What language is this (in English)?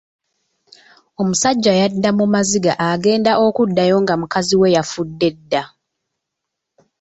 Ganda